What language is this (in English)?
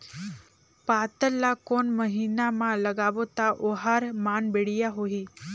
Chhattisgarhi